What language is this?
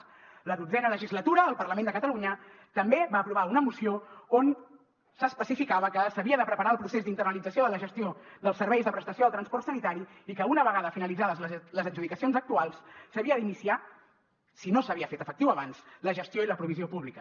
Catalan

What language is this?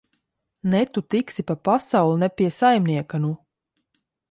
Latvian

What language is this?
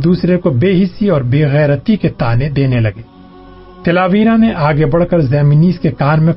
Urdu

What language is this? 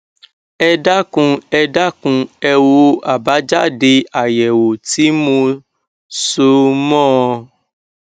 Yoruba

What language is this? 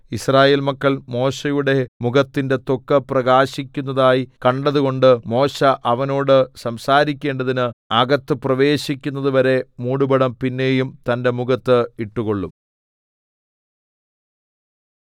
Malayalam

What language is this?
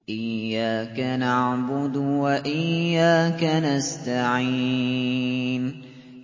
Arabic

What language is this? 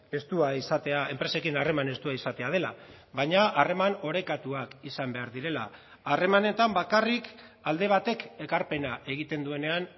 Basque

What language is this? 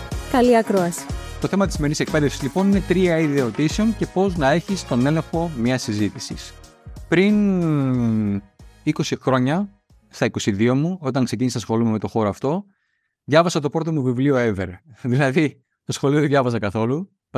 Greek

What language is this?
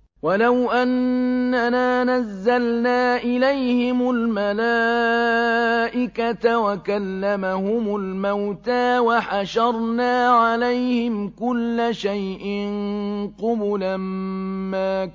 Arabic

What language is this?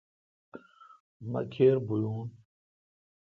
Kalkoti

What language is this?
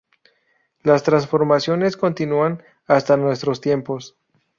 Spanish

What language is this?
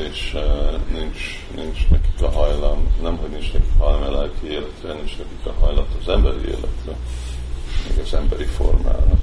Hungarian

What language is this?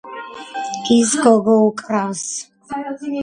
Georgian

